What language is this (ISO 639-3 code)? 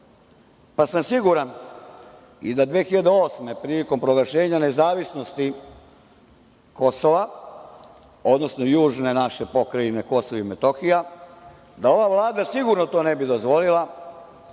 srp